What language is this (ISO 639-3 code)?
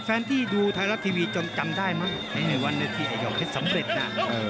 tha